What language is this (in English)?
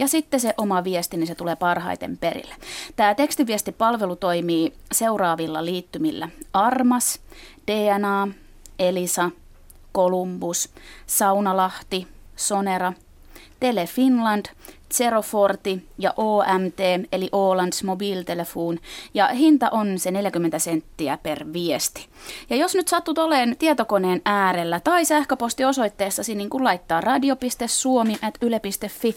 Finnish